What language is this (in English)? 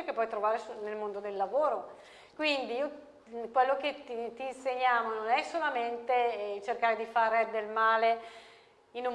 Italian